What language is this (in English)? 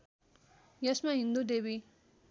Nepali